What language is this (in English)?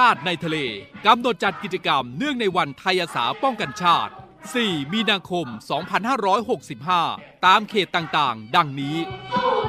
Thai